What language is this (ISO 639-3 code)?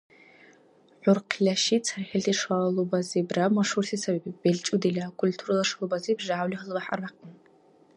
dar